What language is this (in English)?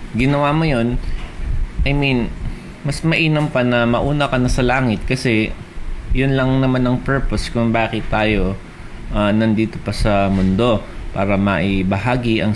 Filipino